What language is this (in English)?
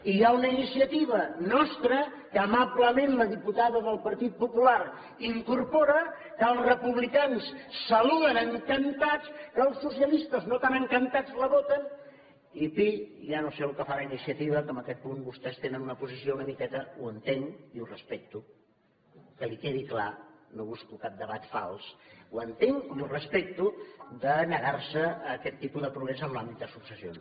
Catalan